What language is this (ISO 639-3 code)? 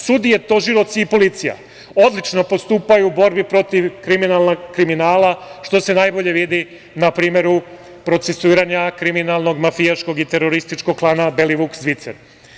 srp